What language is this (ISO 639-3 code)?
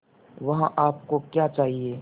hin